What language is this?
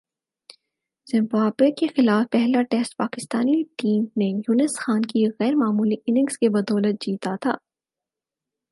Urdu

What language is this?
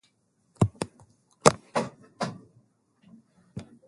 Swahili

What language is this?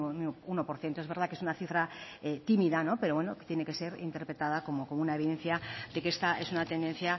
Spanish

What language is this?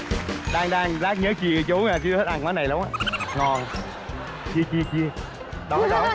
Vietnamese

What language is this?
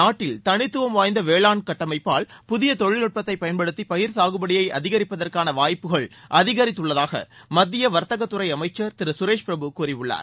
Tamil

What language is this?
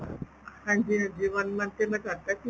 Punjabi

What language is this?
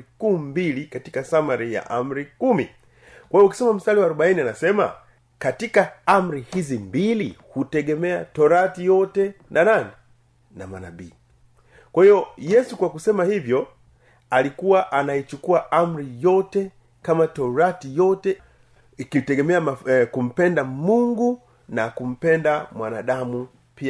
Swahili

